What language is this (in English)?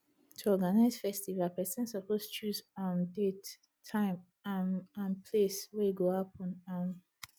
Nigerian Pidgin